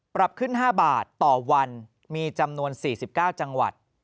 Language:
Thai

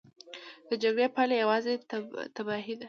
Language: Pashto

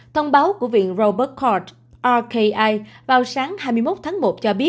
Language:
Vietnamese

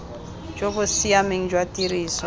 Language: Tswana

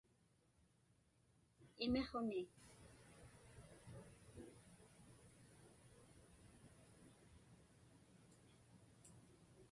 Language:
Inupiaq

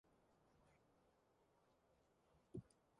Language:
Mongolian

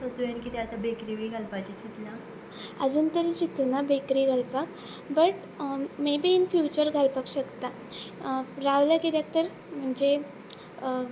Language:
Konkani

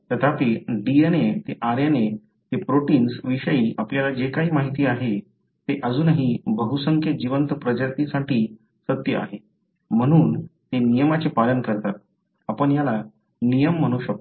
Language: Marathi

